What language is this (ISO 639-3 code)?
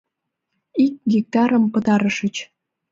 chm